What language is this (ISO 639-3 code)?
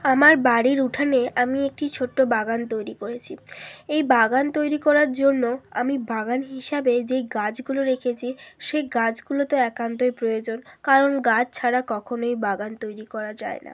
ben